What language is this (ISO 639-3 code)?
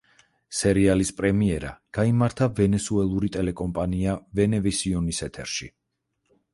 kat